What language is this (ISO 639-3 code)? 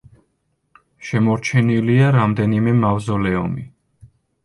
kat